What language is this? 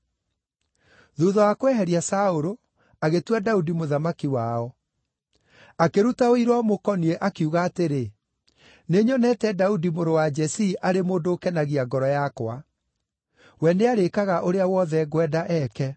Kikuyu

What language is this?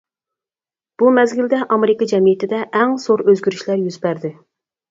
Uyghur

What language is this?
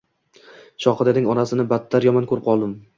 Uzbek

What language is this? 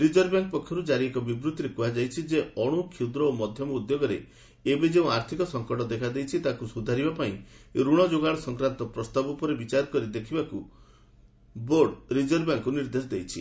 Odia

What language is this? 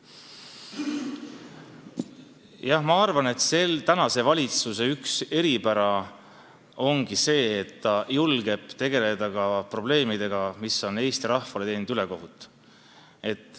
Estonian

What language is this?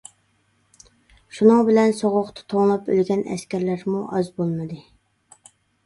Uyghur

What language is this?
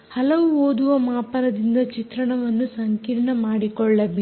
Kannada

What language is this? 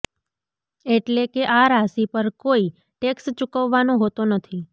Gujarati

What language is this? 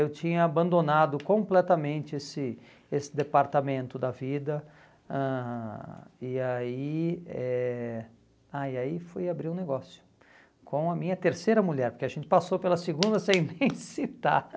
Portuguese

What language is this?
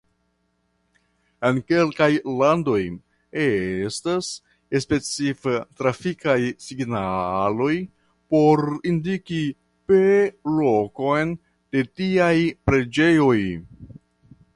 Esperanto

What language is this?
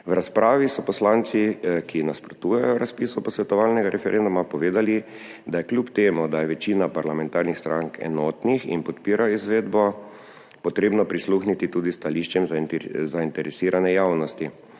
Slovenian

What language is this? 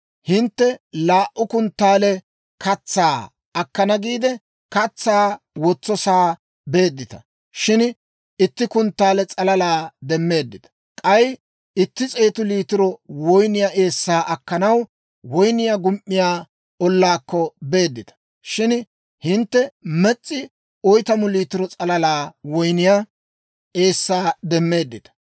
Dawro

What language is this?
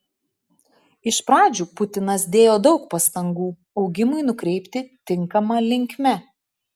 Lithuanian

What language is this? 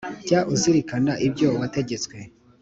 Kinyarwanda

